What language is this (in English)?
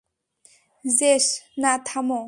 Bangla